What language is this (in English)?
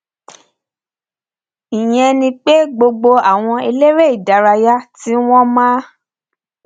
Yoruba